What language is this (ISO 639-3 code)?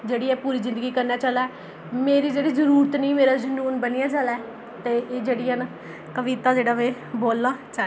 doi